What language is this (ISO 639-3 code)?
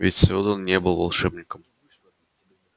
rus